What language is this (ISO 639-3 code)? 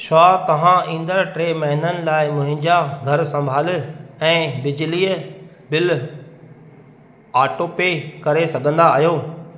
snd